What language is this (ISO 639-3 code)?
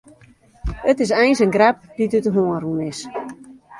fry